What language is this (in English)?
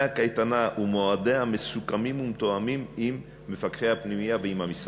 Hebrew